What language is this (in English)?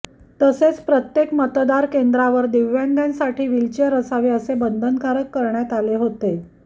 Marathi